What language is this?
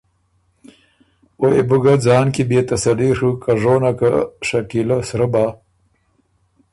Ormuri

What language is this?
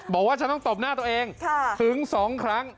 Thai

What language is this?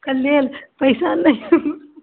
Maithili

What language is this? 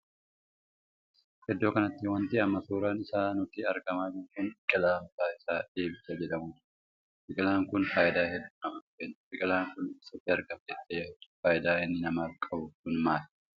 Oromo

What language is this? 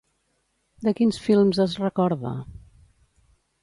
Catalan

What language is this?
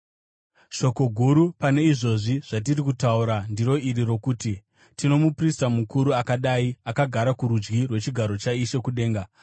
Shona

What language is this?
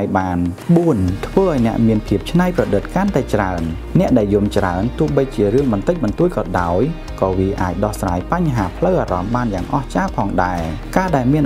Thai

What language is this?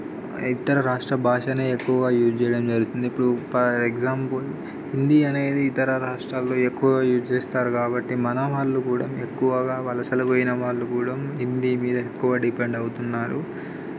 Telugu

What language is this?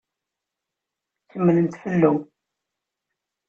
Kabyle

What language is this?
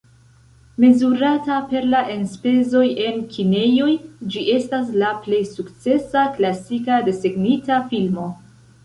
Esperanto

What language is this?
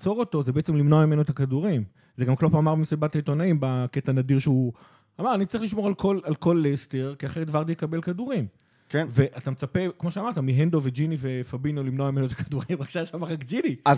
Hebrew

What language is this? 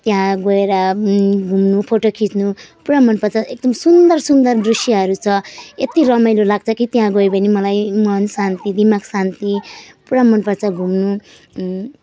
Nepali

